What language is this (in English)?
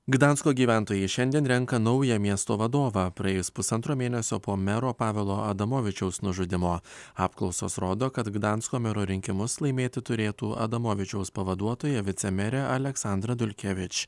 Lithuanian